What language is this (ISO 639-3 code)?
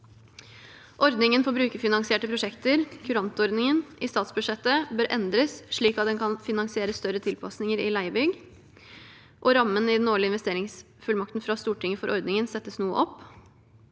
nor